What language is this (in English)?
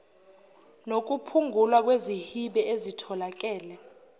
Zulu